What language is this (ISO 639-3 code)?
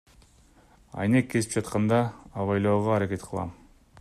kir